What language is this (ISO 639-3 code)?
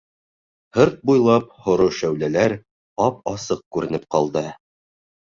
bak